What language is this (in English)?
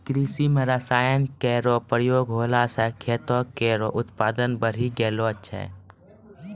Maithili